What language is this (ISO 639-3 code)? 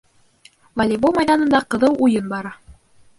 bak